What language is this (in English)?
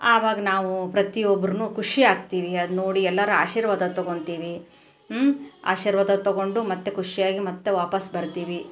Kannada